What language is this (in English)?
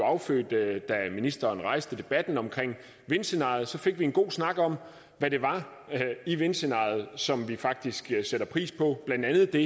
Danish